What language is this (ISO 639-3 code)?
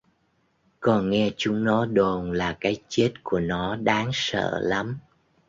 vie